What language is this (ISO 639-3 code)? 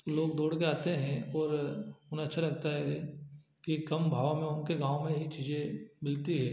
hin